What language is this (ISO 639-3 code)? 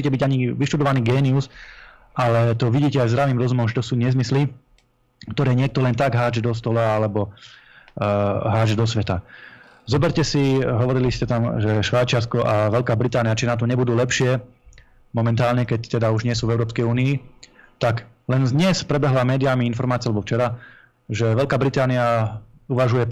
slk